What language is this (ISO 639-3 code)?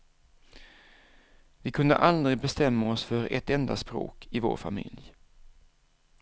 swe